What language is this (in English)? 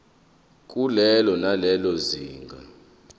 Zulu